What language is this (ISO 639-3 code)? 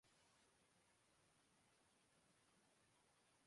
urd